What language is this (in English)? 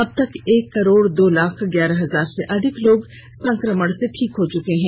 Hindi